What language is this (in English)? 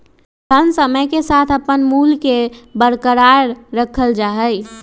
Magahi